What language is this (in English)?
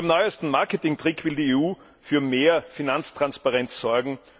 German